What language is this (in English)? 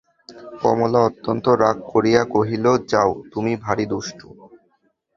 Bangla